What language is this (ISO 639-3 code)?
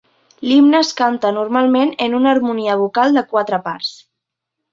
cat